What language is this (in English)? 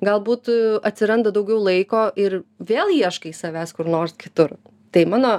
Lithuanian